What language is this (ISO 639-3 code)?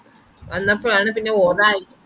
mal